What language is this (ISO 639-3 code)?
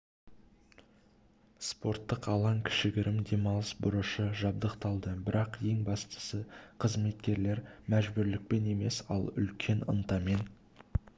kaz